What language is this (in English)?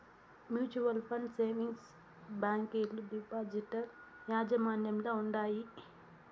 Telugu